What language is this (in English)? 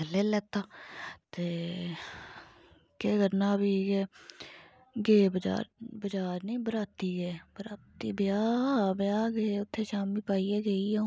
Dogri